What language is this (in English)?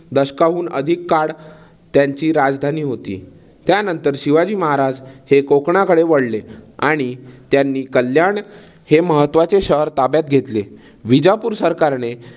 Marathi